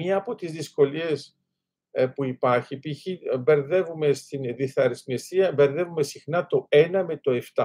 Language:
Greek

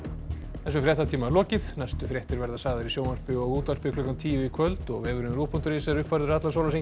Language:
Icelandic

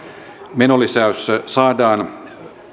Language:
Finnish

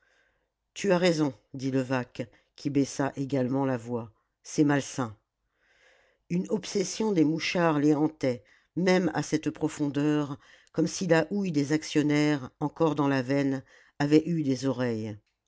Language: French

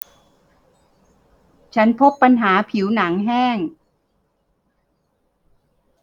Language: Thai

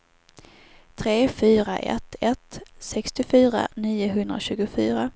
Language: Swedish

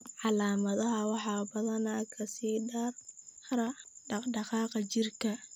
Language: Somali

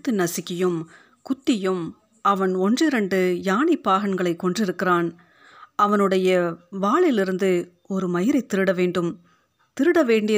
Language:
Tamil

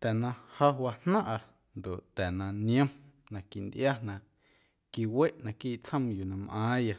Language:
Guerrero Amuzgo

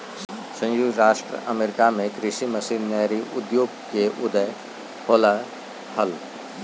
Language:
Magahi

